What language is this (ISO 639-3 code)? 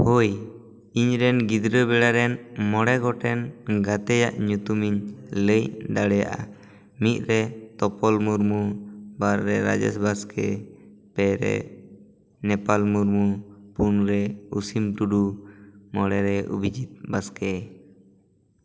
sat